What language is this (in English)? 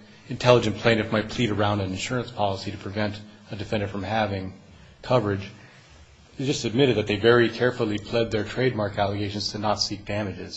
English